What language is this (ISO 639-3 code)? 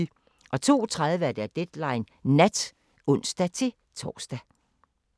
dan